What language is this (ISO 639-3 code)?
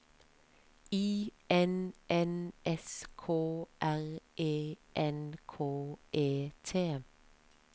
nor